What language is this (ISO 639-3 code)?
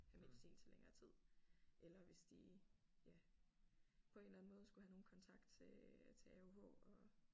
dan